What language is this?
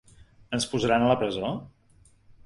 Catalan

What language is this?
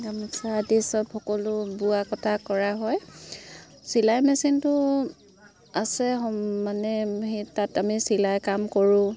Assamese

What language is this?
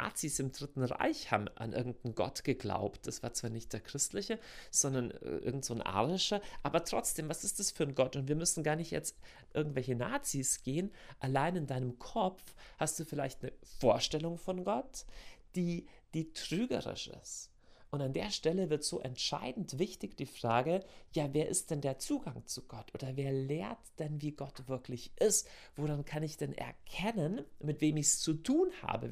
German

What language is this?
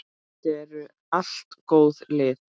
Icelandic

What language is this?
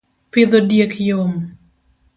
Luo (Kenya and Tanzania)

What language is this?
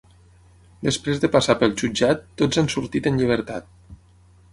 Catalan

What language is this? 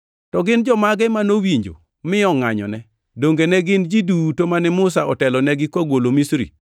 Luo (Kenya and Tanzania)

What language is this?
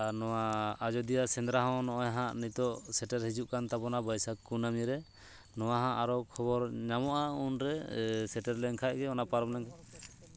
Santali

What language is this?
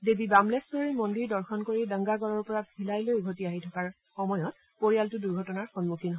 Assamese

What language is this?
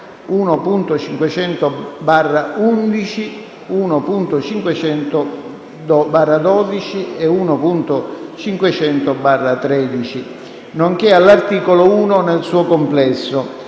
Italian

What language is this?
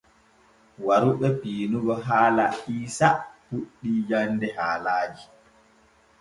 Borgu Fulfulde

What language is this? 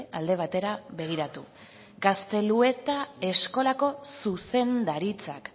Basque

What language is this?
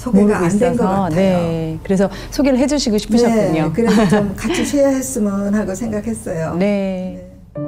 Korean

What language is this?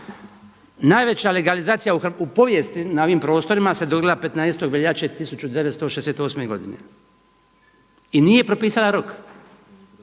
Croatian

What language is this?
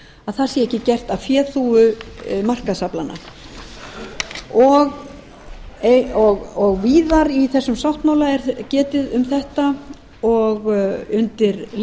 Icelandic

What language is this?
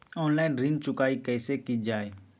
Magahi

